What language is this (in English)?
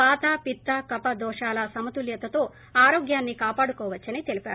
Telugu